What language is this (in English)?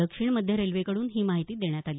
Marathi